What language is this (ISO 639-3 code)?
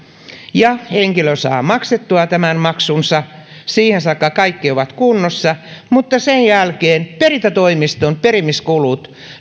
fin